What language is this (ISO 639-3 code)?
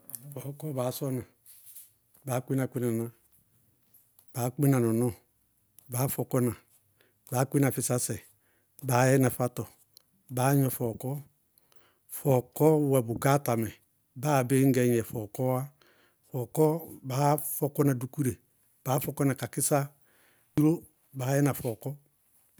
bqg